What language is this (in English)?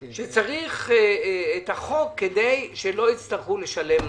Hebrew